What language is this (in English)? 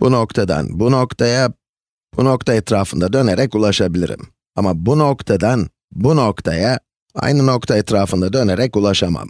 Turkish